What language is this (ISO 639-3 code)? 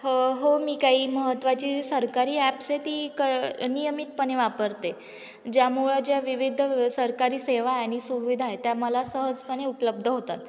mar